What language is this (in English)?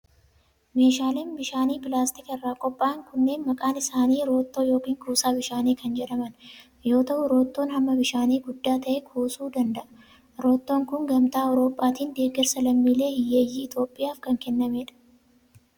Oromo